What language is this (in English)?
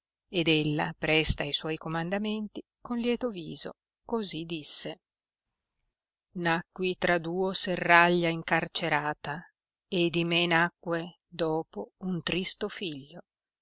Italian